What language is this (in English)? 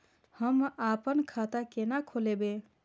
Maithili